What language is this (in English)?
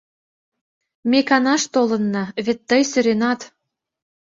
Mari